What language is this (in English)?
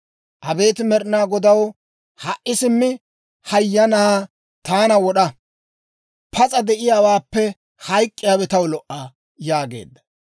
Dawro